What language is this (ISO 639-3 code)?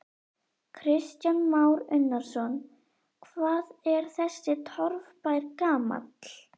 isl